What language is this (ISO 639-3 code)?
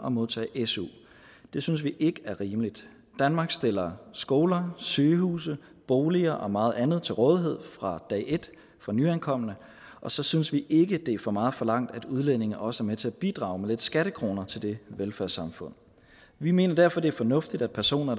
dan